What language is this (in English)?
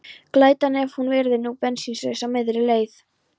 Icelandic